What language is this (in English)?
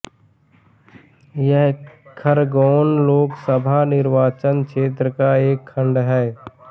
Hindi